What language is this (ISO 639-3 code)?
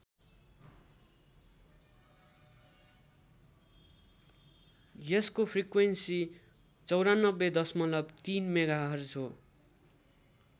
nep